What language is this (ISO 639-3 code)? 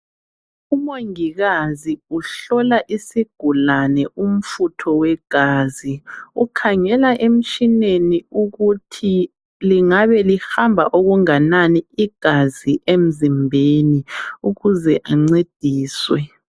nde